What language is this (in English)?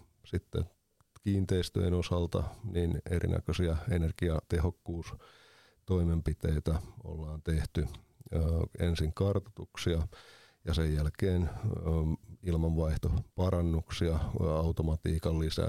Finnish